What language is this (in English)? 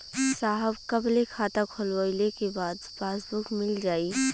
Bhojpuri